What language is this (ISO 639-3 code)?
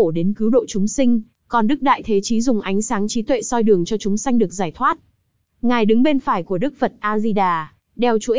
vie